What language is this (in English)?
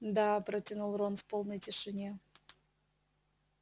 Russian